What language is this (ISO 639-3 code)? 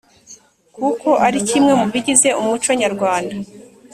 kin